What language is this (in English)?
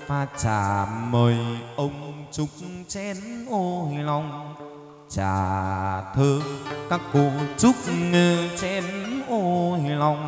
Vietnamese